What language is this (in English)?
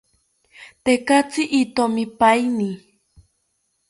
South Ucayali Ashéninka